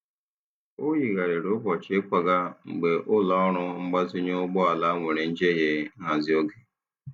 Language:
Igbo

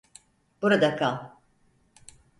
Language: Turkish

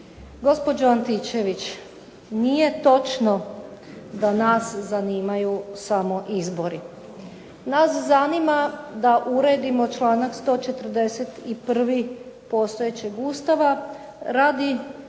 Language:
Croatian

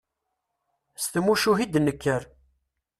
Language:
Kabyle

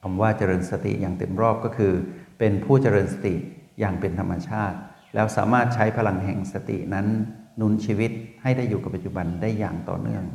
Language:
Thai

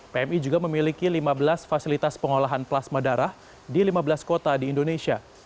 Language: Indonesian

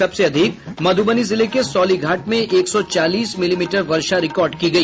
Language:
Hindi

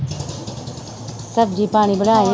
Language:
Punjabi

